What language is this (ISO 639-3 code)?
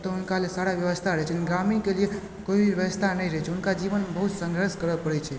mai